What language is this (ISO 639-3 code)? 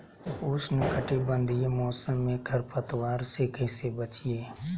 mag